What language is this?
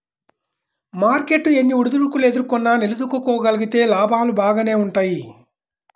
Telugu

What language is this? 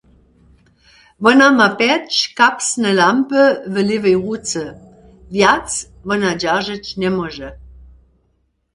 Upper Sorbian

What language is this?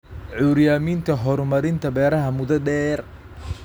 Somali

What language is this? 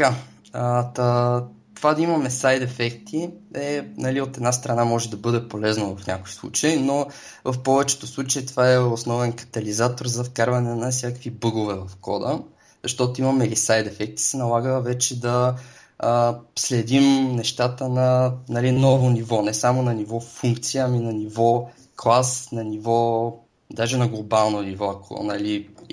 Bulgarian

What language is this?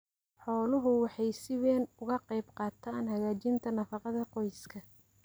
Somali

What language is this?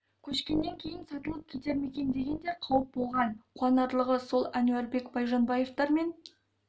Kazakh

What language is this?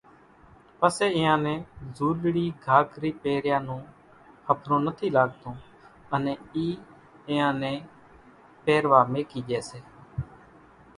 Kachi Koli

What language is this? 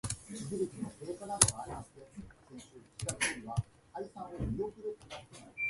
Japanese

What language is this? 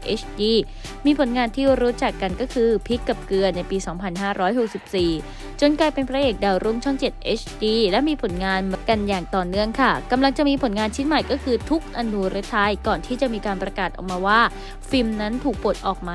Thai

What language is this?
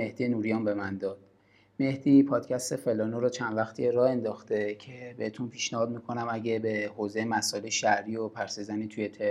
Persian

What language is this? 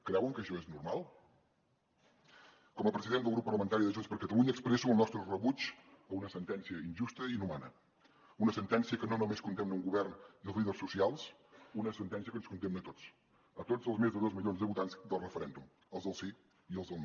Catalan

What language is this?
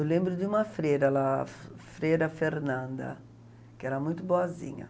Portuguese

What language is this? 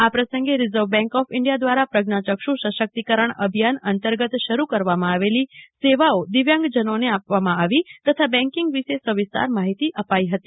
Gujarati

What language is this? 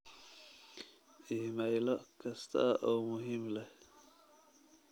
Somali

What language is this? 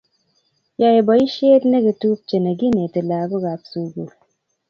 Kalenjin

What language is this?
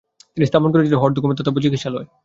Bangla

